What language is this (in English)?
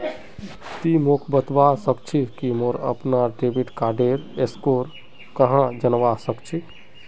Magahi